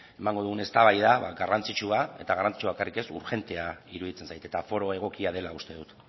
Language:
Basque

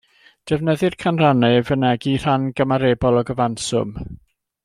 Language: Welsh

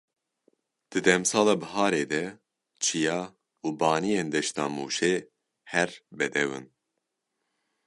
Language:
Kurdish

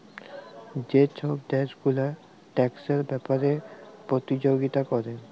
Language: Bangla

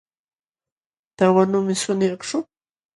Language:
Jauja Wanca Quechua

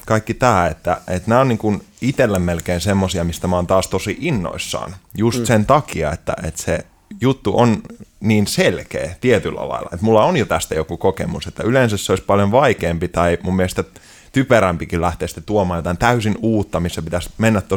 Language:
Finnish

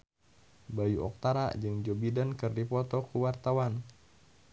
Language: Sundanese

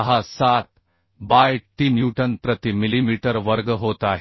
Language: Marathi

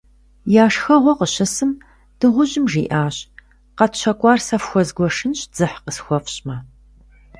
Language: Kabardian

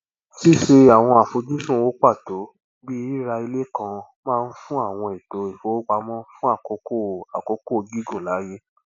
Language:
Yoruba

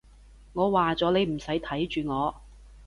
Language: Cantonese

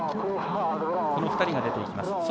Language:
Japanese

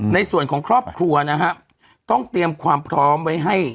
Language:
Thai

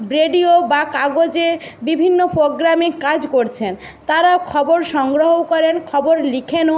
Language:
Bangla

